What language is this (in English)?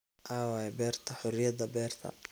Somali